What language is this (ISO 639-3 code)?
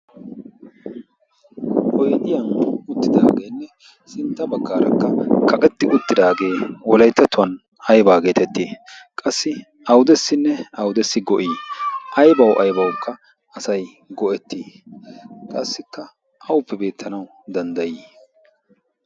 wal